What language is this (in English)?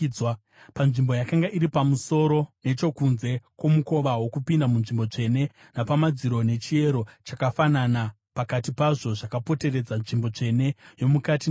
Shona